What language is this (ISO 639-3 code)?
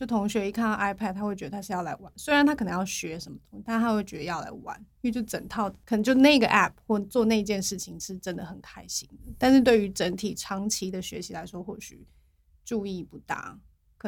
zho